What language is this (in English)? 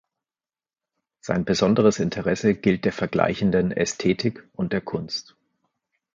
German